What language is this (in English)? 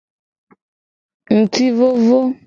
Gen